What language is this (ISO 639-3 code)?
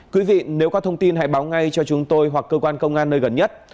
vie